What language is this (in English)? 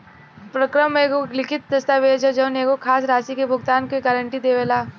Bhojpuri